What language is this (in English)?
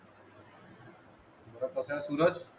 Marathi